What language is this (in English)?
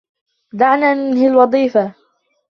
Arabic